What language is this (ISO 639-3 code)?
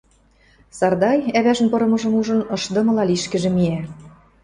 mrj